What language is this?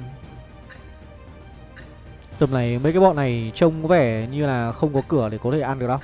Vietnamese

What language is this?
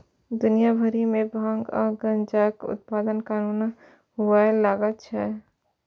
Maithili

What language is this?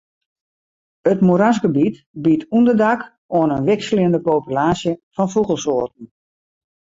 Western Frisian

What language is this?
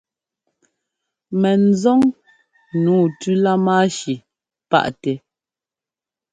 Ngomba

